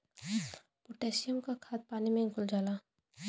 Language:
Bhojpuri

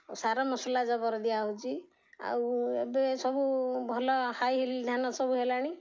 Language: Odia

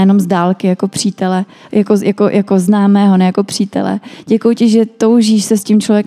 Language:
Czech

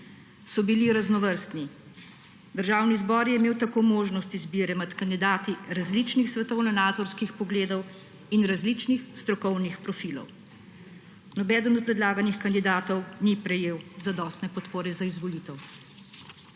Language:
Slovenian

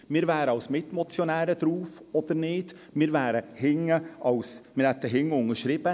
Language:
Swiss German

